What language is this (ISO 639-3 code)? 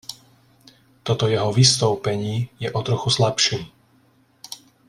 ces